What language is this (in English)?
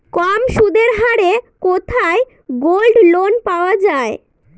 Bangla